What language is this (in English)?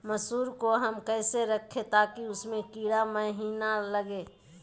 Magahi